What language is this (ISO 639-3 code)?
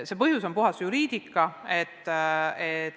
est